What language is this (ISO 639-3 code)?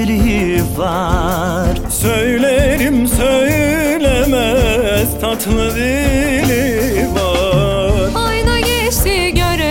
tur